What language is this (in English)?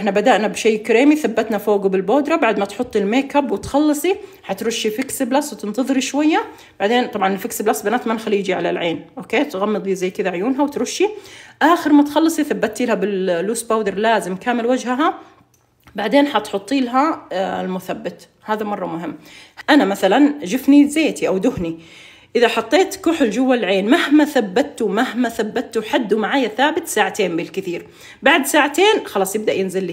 Arabic